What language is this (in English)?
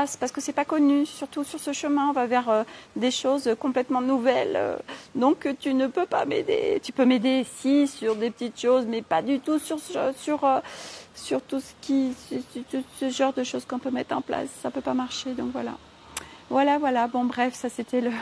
French